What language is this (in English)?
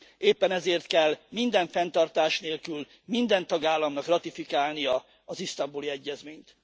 Hungarian